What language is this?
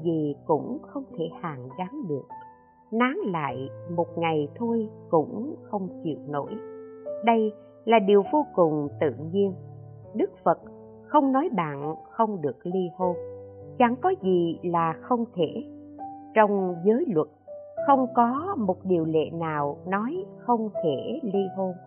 Vietnamese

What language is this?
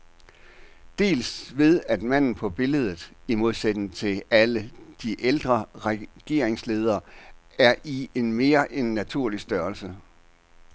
Danish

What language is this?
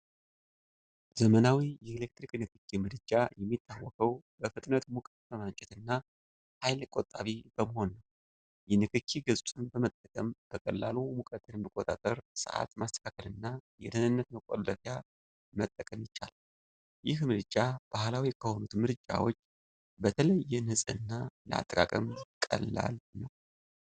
Amharic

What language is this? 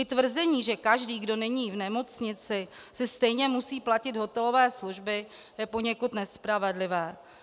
Czech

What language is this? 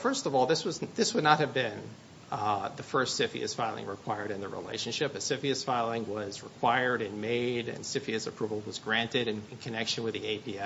English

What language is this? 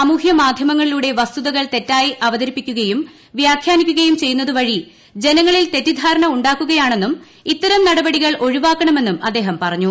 Malayalam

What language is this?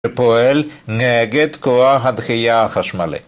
Hebrew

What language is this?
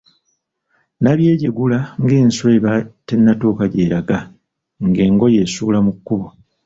Ganda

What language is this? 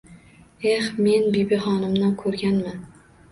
Uzbek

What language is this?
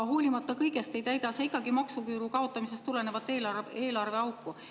Estonian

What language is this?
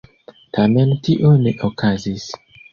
Esperanto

